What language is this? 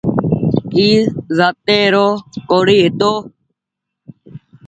Goaria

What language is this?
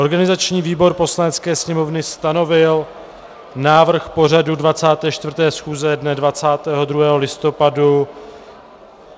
Czech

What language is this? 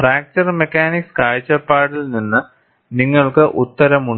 Malayalam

